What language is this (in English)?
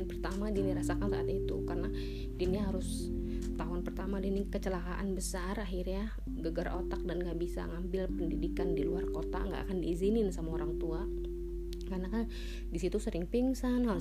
Indonesian